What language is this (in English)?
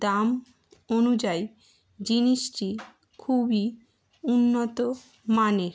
Bangla